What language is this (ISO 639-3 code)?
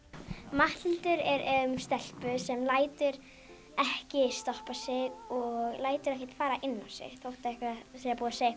isl